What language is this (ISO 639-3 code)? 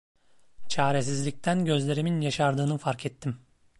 tur